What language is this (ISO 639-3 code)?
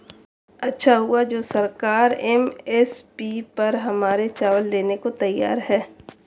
hin